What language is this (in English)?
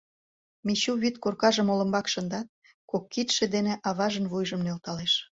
Mari